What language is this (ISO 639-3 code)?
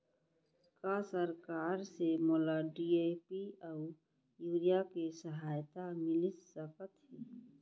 hne